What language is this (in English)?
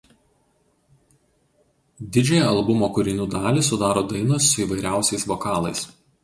Lithuanian